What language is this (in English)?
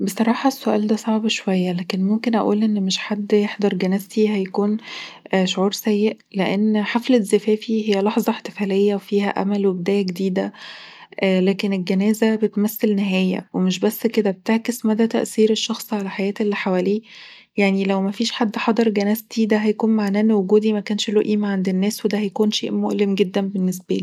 Egyptian Arabic